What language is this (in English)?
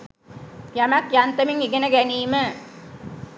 Sinhala